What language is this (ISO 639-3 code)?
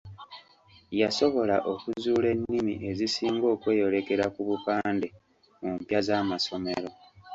lug